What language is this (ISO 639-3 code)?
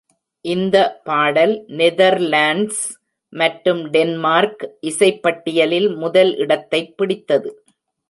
tam